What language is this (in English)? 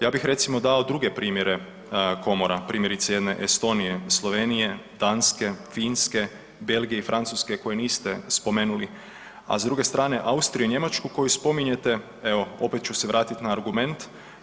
Croatian